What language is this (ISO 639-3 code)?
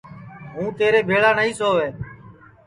ssi